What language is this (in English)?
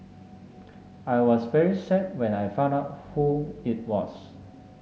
English